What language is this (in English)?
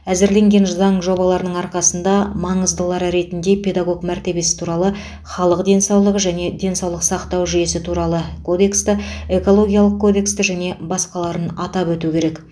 Kazakh